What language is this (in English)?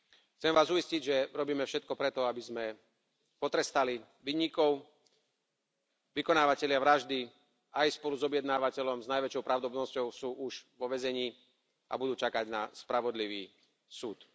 Slovak